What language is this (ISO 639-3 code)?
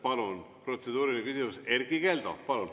est